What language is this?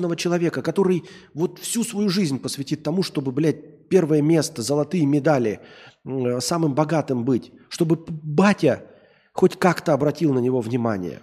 Russian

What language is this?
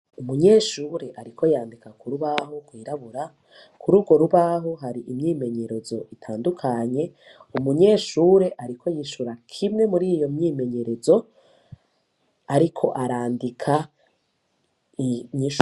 Rundi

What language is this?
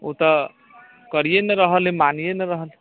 Maithili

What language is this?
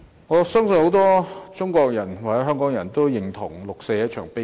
Cantonese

